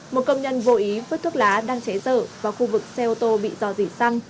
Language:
Vietnamese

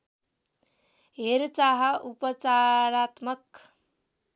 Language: Nepali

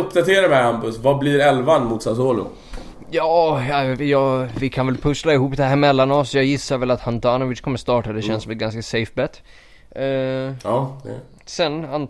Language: Swedish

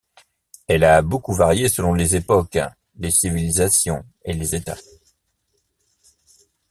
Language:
French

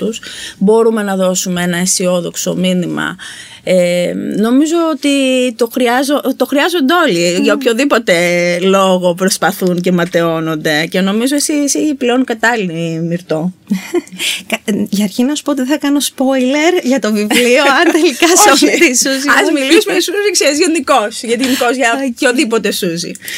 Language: Greek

